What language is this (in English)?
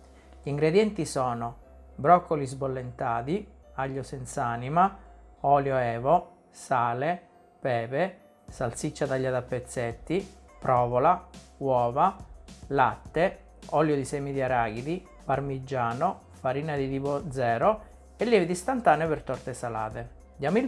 Italian